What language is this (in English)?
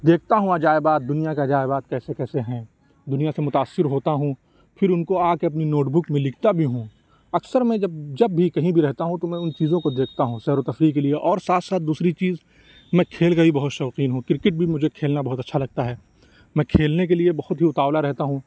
Urdu